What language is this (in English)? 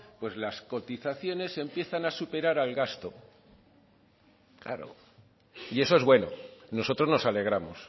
Spanish